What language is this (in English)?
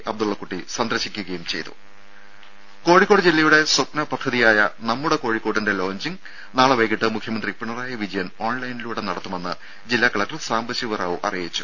Malayalam